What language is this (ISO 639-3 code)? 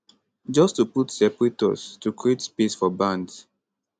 pcm